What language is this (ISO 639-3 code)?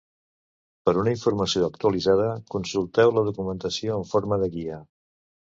cat